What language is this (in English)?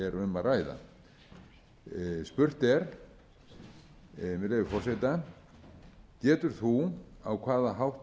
Icelandic